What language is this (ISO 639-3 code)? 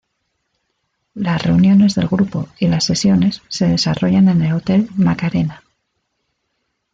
spa